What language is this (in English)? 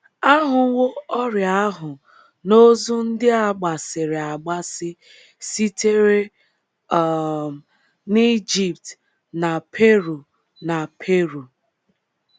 Igbo